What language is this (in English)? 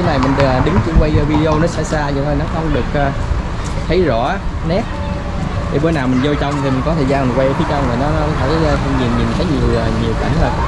Vietnamese